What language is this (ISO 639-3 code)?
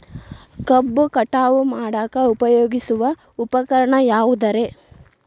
kan